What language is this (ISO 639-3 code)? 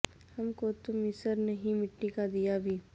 urd